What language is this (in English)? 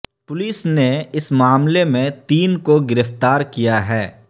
Urdu